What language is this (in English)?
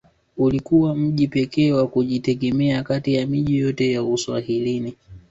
Swahili